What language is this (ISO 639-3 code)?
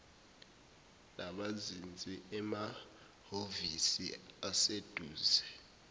zul